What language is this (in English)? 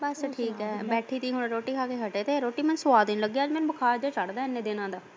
Punjabi